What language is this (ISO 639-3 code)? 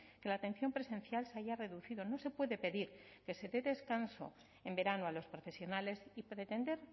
spa